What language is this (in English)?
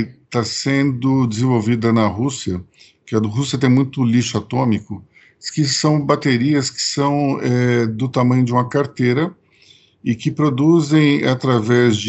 Portuguese